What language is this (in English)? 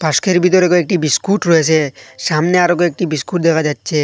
Bangla